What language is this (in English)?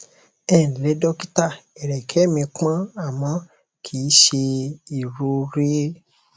Yoruba